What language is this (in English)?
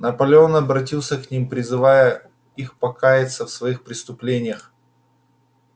Russian